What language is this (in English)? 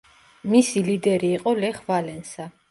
Georgian